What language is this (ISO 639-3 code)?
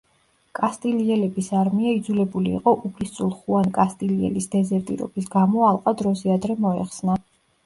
kat